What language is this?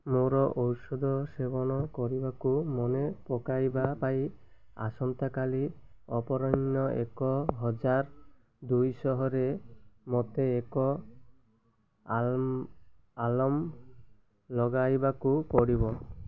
Odia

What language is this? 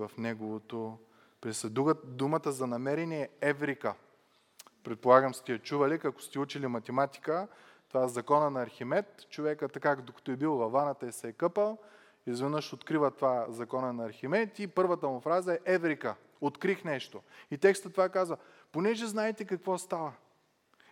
Bulgarian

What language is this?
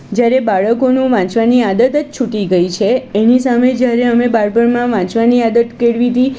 Gujarati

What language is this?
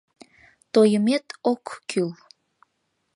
Mari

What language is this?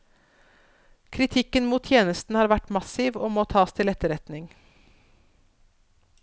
Norwegian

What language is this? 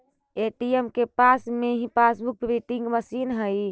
Magahi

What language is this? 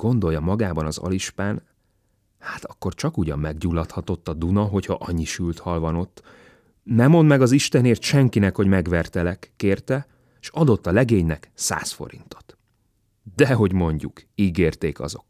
Hungarian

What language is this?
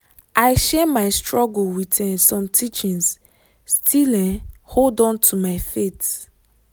Nigerian Pidgin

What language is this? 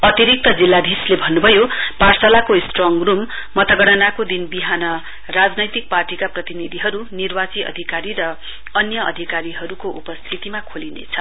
Nepali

